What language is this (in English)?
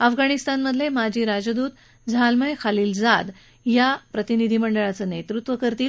Marathi